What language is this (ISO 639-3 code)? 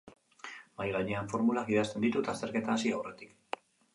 eus